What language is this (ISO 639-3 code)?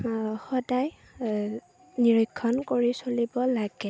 asm